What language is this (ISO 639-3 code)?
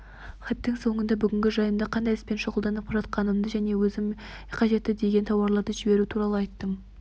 kaz